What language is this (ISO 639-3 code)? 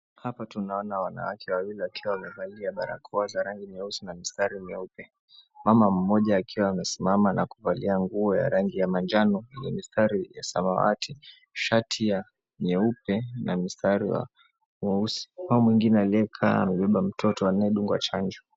swa